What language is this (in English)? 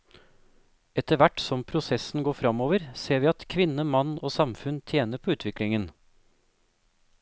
Norwegian